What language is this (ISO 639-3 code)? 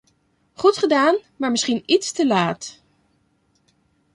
nld